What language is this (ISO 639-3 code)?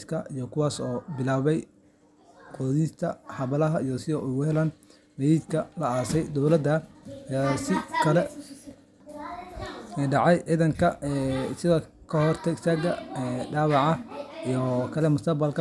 som